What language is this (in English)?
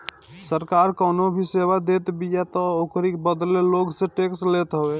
Bhojpuri